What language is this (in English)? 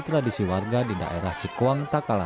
Indonesian